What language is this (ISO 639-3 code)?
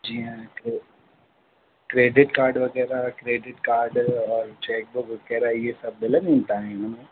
snd